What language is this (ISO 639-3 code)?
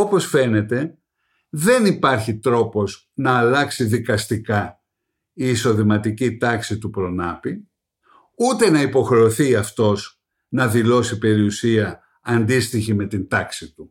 ell